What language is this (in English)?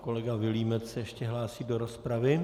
Czech